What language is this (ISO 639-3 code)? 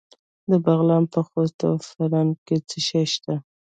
pus